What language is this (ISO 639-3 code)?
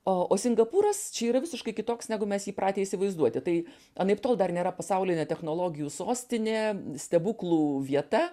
lit